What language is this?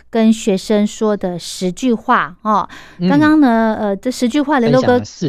Chinese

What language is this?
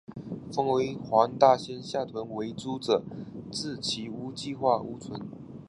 Chinese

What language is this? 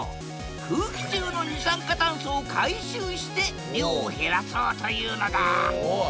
Japanese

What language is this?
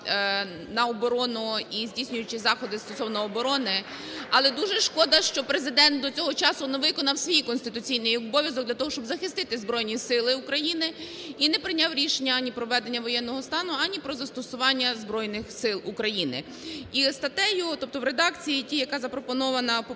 Ukrainian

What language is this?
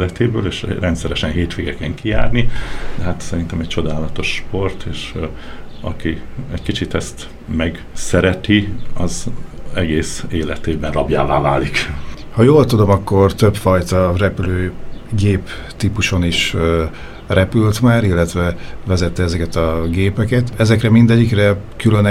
Hungarian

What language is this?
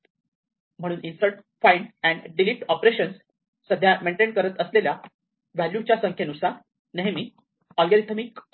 Marathi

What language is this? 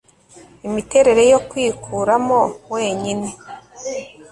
Kinyarwanda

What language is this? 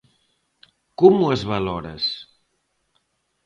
Galician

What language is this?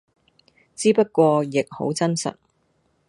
Cantonese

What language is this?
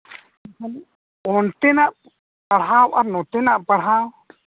Santali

